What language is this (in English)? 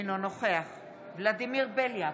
Hebrew